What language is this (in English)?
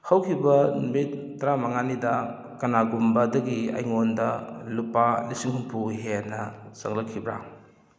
Manipuri